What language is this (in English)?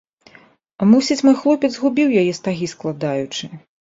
Belarusian